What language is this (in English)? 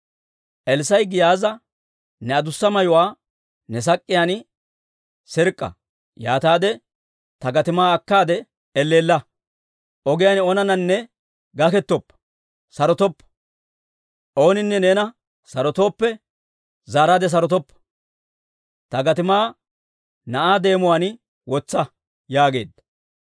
Dawro